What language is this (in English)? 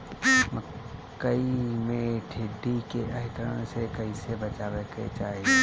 Bhojpuri